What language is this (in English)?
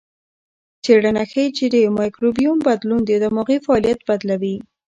Pashto